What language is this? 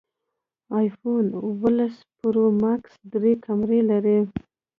Pashto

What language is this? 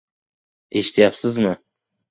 Uzbek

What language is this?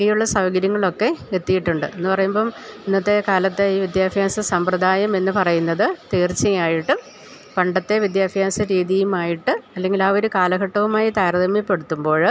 Malayalam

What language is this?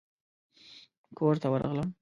Pashto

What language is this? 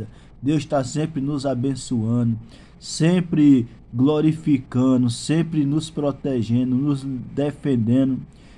Portuguese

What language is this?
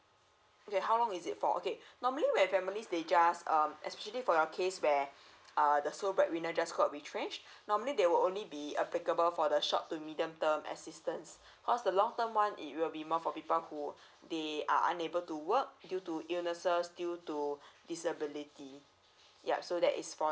English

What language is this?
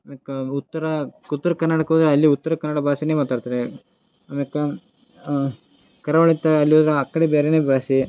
Kannada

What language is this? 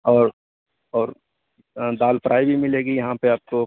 Urdu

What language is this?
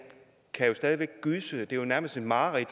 Danish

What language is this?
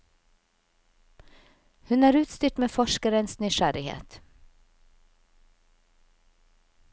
Norwegian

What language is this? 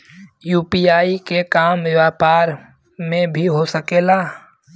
Bhojpuri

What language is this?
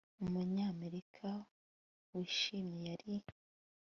Kinyarwanda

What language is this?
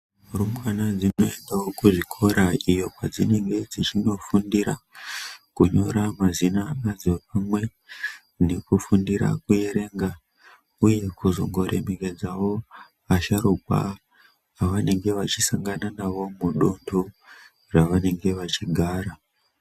Ndau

